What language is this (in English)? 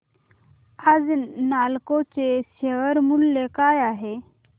Marathi